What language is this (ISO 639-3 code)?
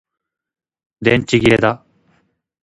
jpn